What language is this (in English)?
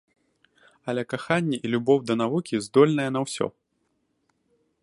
Belarusian